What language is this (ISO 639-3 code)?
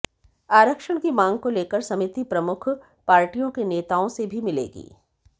hin